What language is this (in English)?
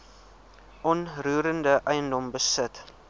Afrikaans